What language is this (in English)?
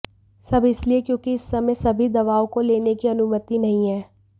Hindi